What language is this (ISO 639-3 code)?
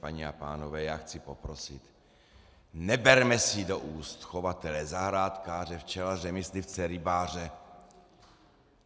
ces